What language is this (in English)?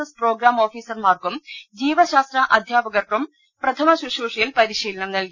Malayalam